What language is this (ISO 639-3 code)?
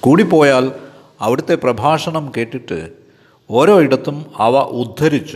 mal